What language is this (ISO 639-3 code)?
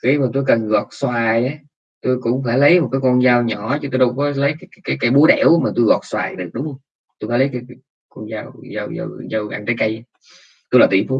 vie